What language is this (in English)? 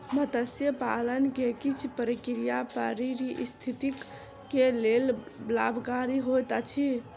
Maithili